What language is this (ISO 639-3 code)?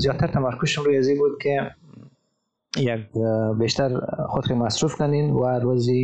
fas